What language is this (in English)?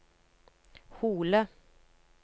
Norwegian